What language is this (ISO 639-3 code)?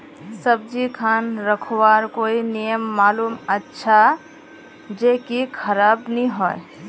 mag